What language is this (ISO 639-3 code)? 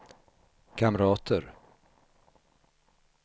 swe